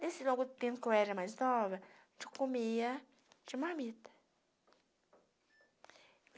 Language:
Portuguese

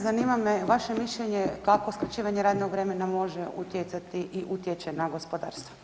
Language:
Croatian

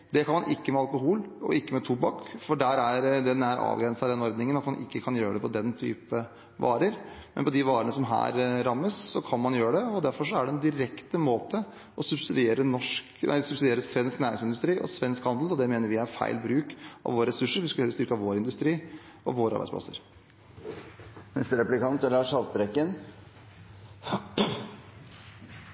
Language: Norwegian Bokmål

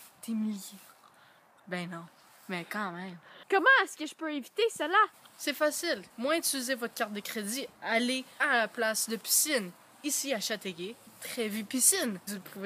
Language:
French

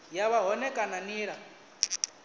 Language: Venda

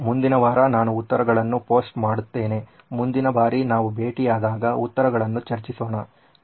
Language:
Kannada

